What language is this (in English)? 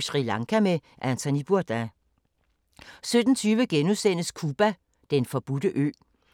Danish